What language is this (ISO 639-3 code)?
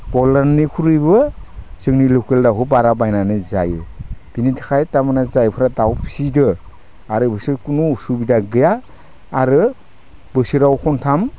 brx